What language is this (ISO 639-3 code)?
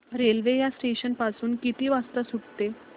mar